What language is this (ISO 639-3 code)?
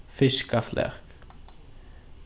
fao